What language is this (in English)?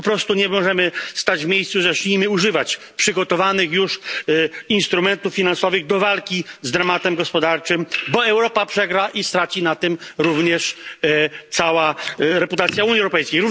Polish